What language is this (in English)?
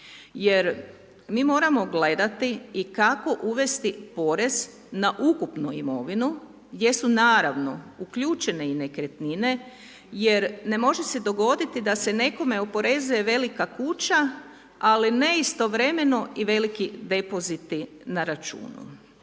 Croatian